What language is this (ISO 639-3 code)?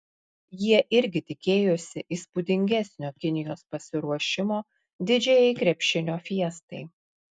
lit